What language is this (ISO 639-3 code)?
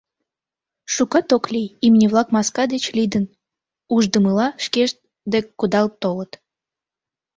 chm